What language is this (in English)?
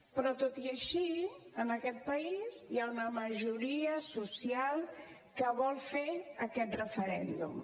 Catalan